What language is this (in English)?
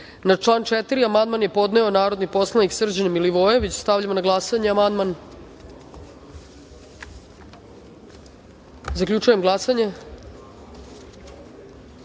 Serbian